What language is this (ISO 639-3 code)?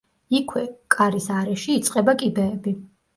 kat